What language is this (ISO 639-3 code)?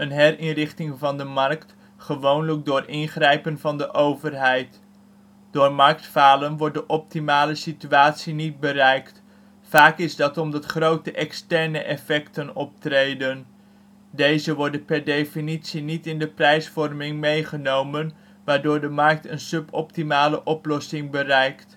nld